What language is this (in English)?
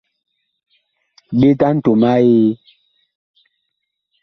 Bakoko